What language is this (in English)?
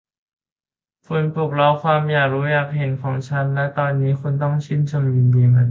Thai